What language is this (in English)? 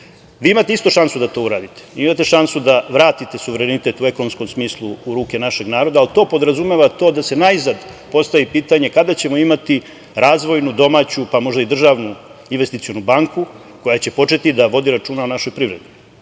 Serbian